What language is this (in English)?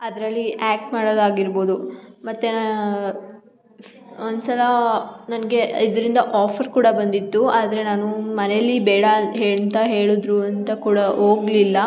Kannada